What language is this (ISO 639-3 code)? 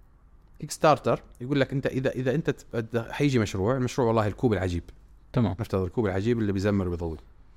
ara